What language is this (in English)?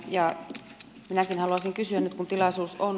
Finnish